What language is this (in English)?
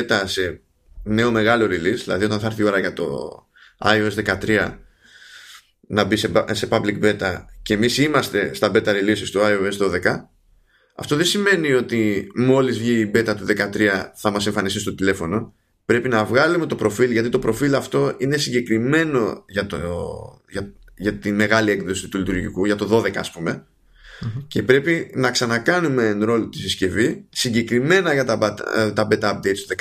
Greek